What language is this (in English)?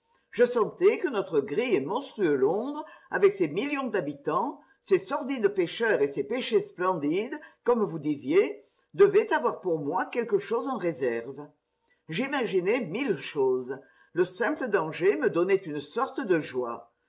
French